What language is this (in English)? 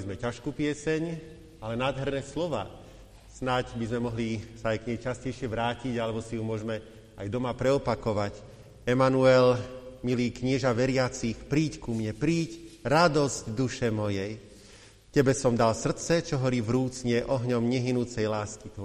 Slovak